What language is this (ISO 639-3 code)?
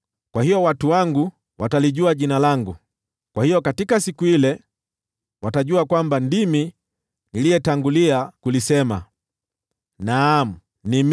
swa